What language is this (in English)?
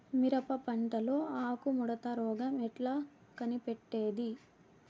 Telugu